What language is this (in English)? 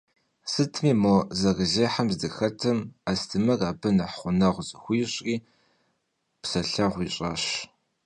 Kabardian